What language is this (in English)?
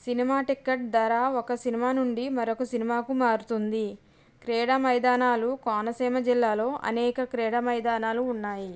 Telugu